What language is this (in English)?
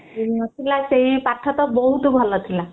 Odia